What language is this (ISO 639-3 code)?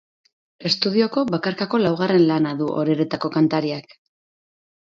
eus